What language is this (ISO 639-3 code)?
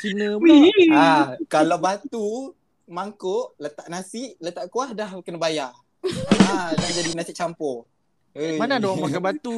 msa